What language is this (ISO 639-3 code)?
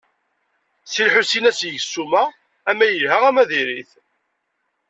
kab